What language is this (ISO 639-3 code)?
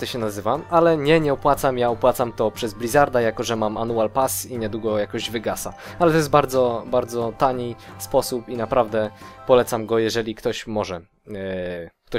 pol